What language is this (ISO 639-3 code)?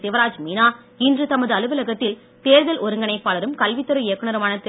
tam